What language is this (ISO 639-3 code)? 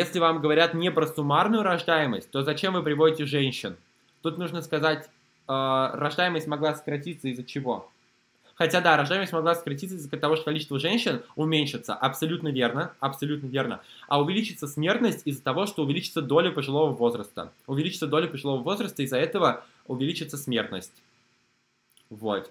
rus